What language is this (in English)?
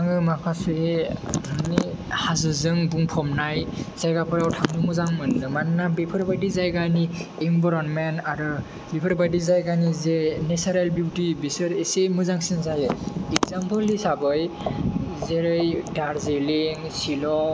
Bodo